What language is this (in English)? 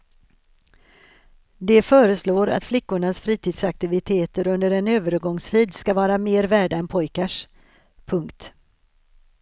Swedish